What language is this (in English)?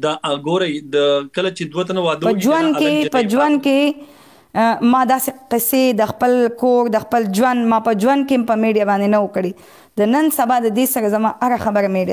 Arabic